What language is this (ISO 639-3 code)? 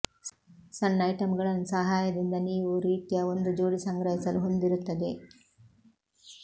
kan